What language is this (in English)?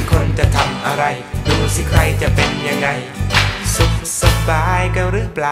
Thai